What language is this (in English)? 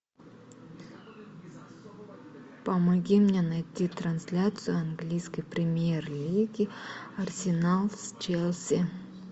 Russian